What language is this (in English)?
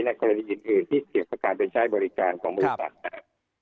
Thai